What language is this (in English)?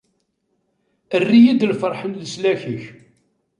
Kabyle